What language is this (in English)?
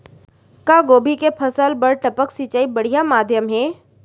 Chhattisgarhi